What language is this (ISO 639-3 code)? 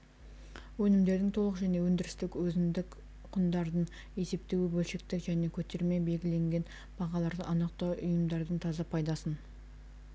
kaz